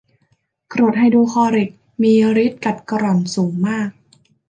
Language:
Thai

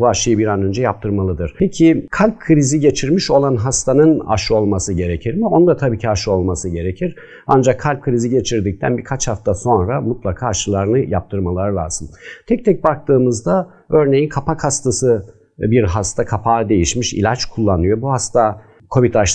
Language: Turkish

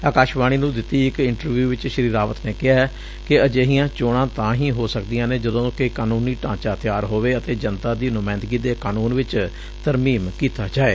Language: Punjabi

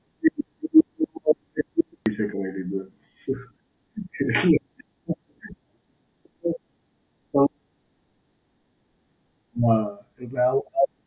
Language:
Gujarati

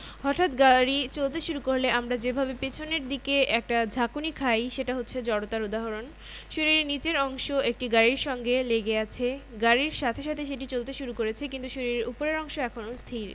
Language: Bangla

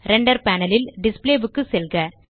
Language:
Tamil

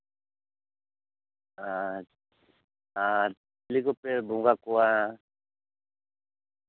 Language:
Santali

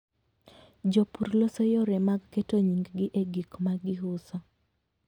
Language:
Luo (Kenya and Tanzania)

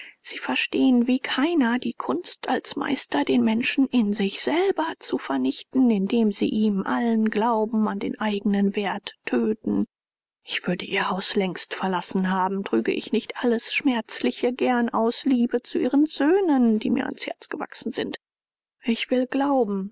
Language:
German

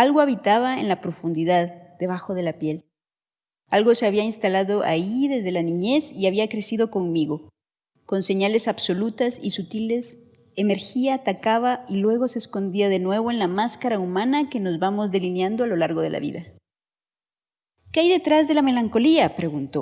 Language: Spanish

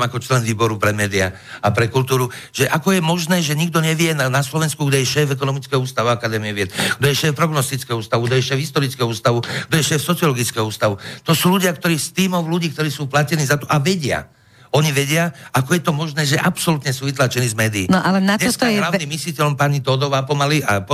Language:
Slovak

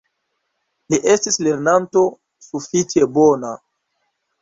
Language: Esperanto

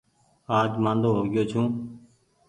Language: Goaria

